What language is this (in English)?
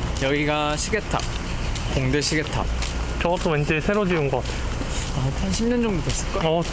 Korean